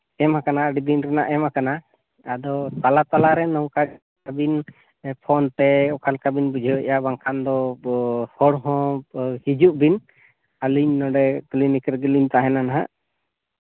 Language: Santali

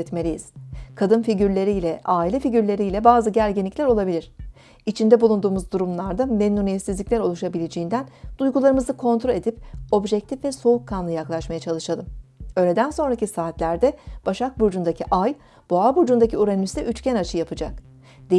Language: Turkish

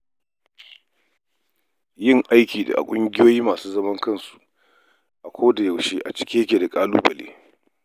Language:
Hausa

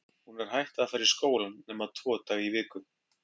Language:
Icelandic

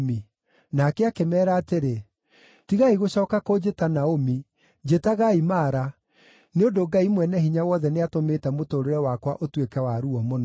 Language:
Kikuyu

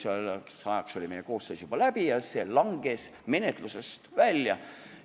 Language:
Estonian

